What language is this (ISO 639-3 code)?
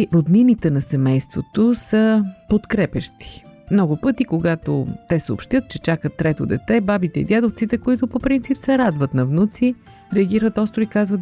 bul